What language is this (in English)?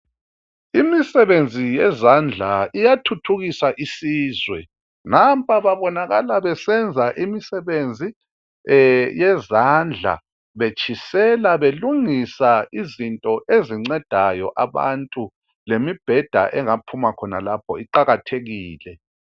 North Ndebele